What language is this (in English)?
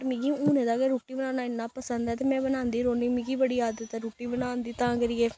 Dogri